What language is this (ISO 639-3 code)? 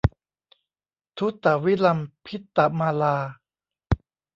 tha